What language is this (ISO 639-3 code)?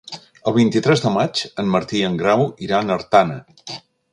cat